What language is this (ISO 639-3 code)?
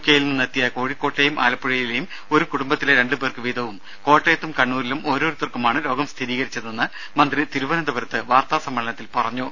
mal